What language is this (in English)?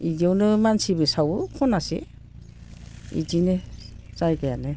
Bodo